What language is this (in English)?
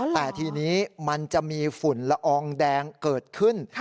Thai